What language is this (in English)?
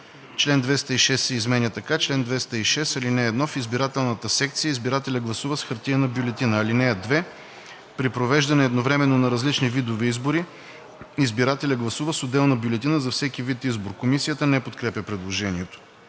Bulgarian